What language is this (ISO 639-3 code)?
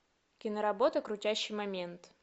rus